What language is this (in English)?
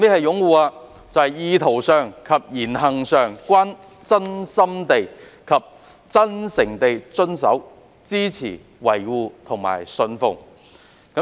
Cantonese